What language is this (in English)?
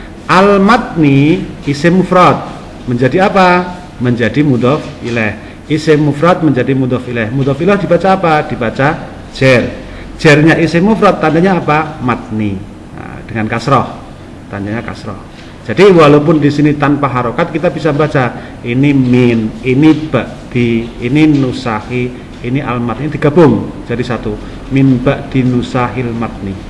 Indonesian